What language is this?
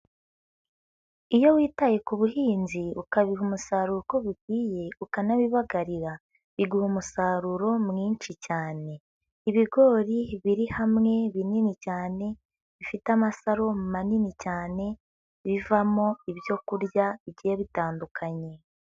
Kinyarwanda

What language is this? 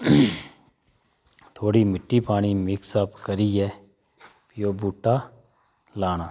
Dogri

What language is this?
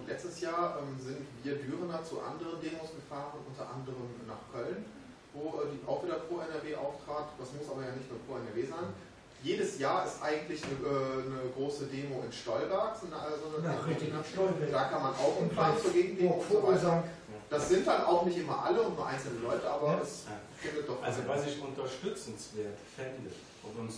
German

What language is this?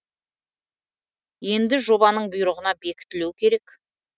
Kazakh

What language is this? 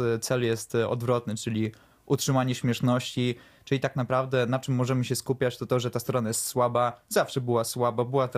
Polish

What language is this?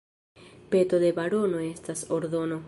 Esperanto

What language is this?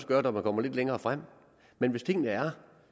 Danish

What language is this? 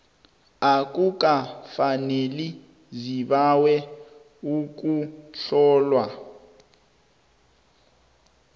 South Ndebele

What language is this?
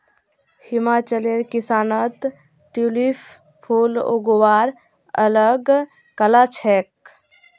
Magahi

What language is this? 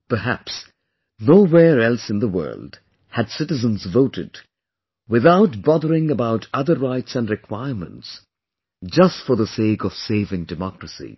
English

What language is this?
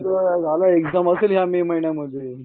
Marathi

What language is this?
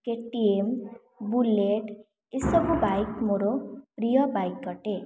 Odia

